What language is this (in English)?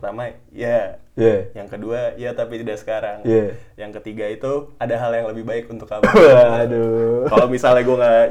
Indonesian